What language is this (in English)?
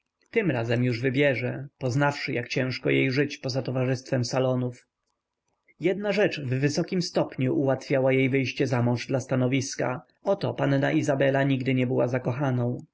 Polish